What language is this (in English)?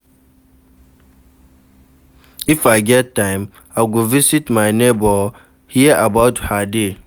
Nigerian Pidgin